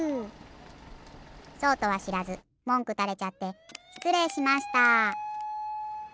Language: Japanese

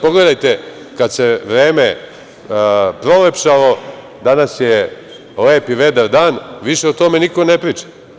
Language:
Serbian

